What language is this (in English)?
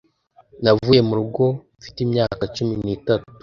Kinyarwanda